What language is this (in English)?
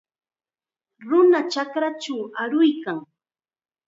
Chiquián Ancash Quechua